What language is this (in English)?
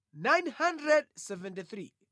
Nyanja